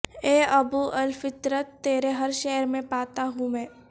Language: Urdu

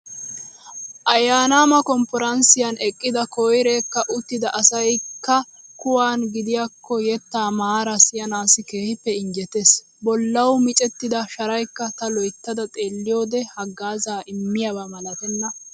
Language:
Wolaytta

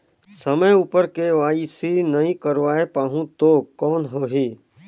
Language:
Chhattisgarhi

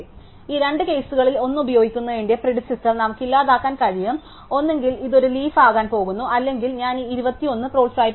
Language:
Malayalam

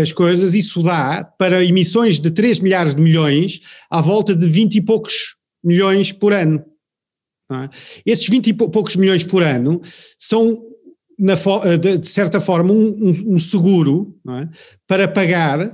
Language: Portuguese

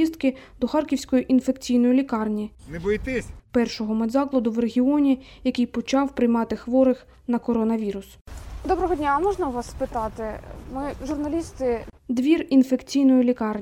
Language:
Ukrainian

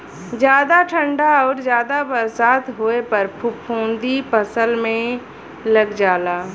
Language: Bhojpuri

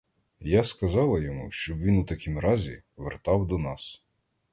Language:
Ukrainian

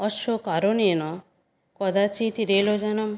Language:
Sanskrit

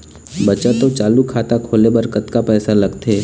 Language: Chhattisgarhi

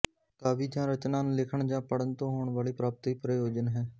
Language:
Punjabi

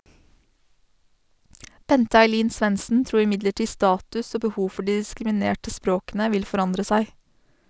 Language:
Norwegian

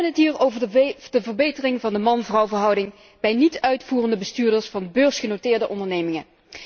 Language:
Dutch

